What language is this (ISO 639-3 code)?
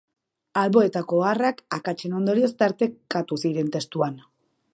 eus